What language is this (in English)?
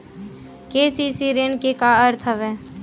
Chhattisgarhi